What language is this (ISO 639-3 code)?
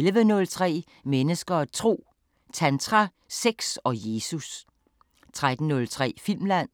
dan